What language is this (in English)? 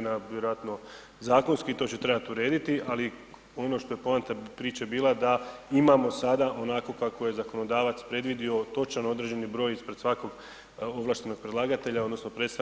Croatian